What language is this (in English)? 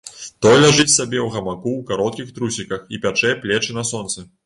Belarusian